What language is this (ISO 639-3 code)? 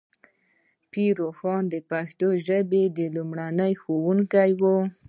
pus